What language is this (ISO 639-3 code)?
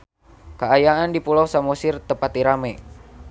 sun